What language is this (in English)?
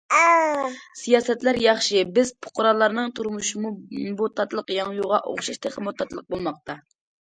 Uyghur